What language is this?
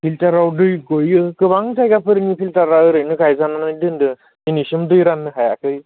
Bodo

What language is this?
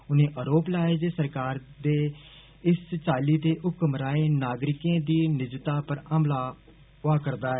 Dogri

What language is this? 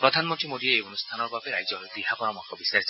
Assamese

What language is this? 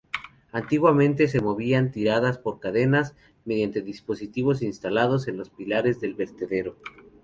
Spanish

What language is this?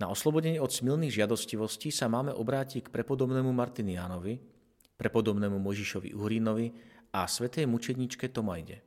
Slovak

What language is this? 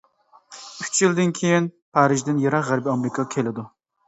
Uyghur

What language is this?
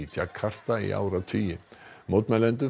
Icelandic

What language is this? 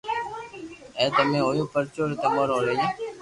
Loarki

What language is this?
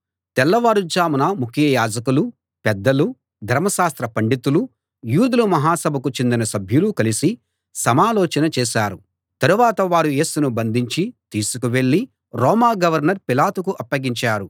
Telugu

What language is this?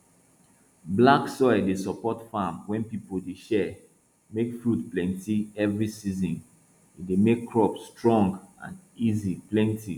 Nigerian Pidgin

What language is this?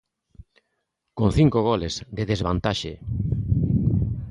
Galician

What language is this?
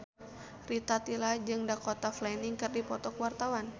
Sundanese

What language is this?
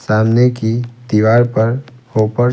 Hindi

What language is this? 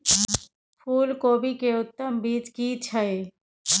Maithili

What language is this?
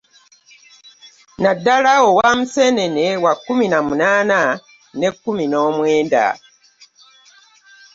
Ganda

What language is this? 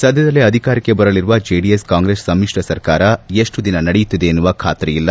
Kannada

